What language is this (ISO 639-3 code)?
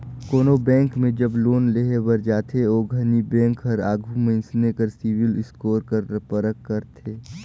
hne